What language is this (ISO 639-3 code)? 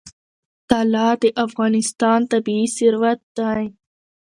pus